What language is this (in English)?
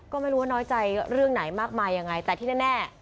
Thai